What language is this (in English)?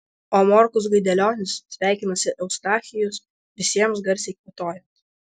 Lithuanian